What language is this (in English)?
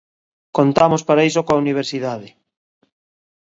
Galician